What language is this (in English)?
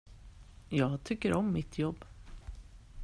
Swedish